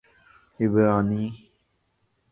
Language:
Urdu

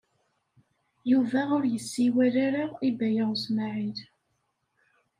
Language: Kabyle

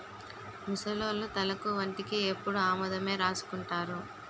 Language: Telugu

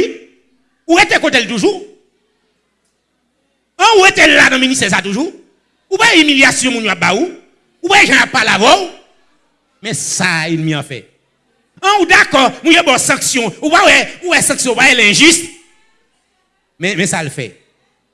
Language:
French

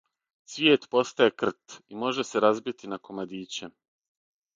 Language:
Serbian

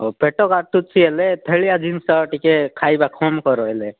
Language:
Odia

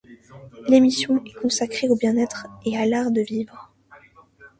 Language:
French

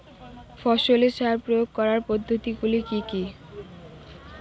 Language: Bangla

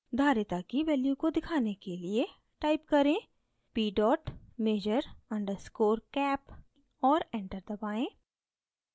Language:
Hindi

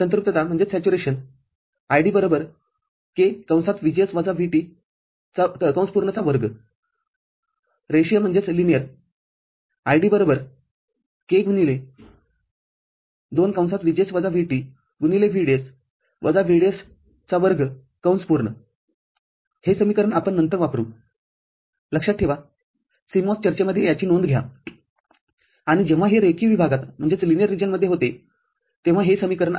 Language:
Marathi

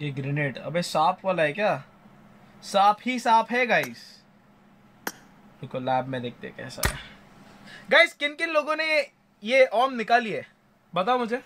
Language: Hindi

